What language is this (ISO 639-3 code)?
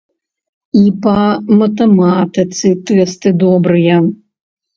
bel